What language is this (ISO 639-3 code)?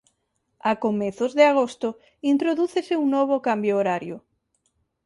glg